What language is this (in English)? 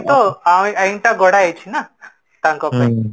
Odia